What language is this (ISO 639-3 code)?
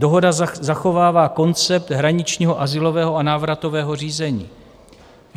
ces